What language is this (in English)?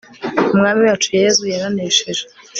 Kinyarwanda